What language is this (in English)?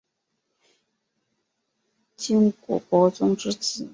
Chinese